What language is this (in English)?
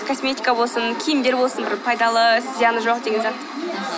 Kazakh